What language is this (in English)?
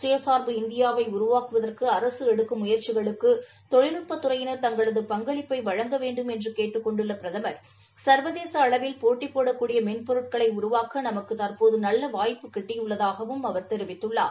Tamil